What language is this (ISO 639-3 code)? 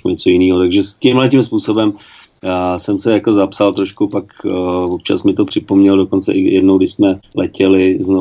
ces